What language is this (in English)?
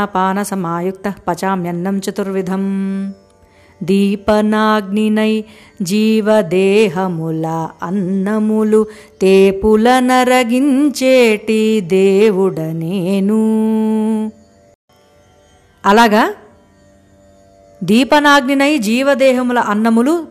Telugu